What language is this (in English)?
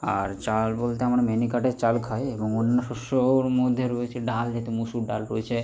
Bangla